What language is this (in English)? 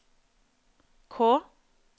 Norwegian